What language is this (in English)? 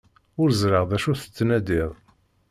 Kabyle